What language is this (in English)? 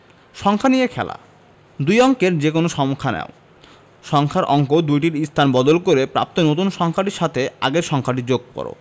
Bangla